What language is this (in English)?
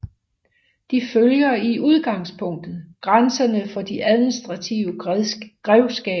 Danish